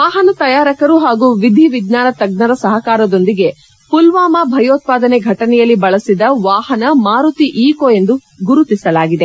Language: Kannada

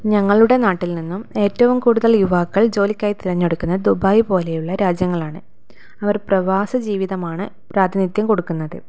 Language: Malayalam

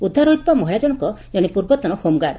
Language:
Odia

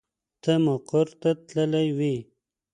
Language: Pashto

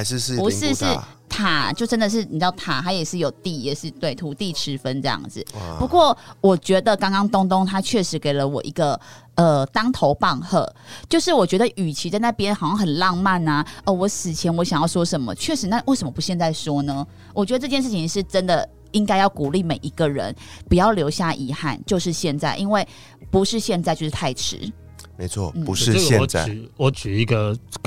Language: Chinese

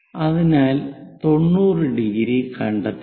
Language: Malayalam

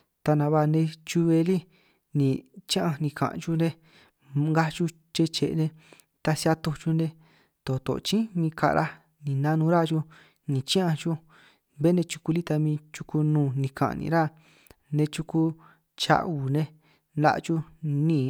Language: San Martín Itunyoso Triqui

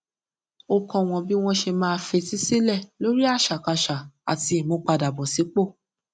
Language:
Yoruba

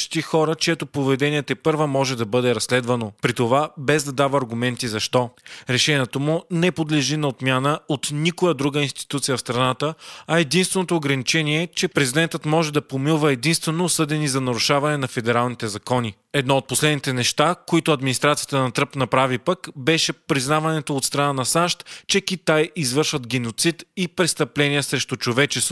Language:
Bulgarian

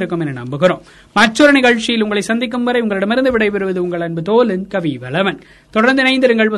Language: Tamil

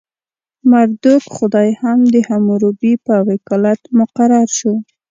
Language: Pashto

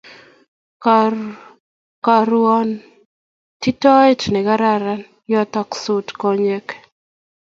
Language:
Kalenjin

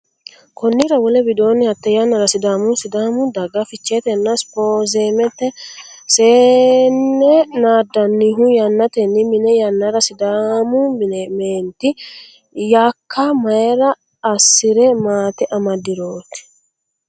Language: Sidamo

